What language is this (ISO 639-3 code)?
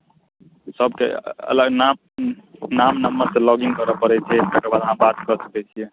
mai